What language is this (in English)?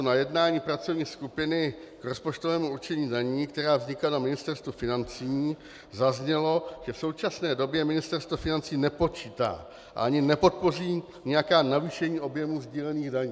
Czech